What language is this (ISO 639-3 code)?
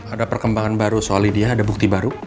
ind